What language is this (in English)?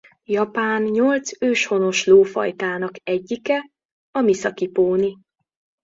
Hungarian